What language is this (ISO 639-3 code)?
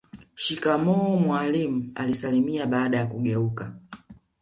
swa